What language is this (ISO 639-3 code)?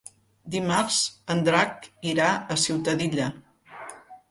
cat